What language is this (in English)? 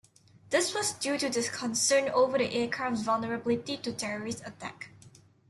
English